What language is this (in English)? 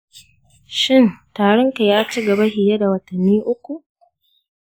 Hausa